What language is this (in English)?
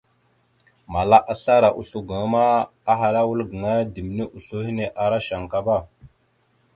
Mada (Cameroon)